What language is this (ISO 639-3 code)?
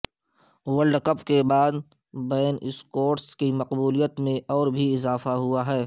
urd